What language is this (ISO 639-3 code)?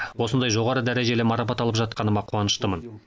kaz